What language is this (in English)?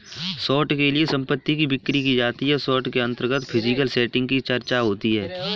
Hindi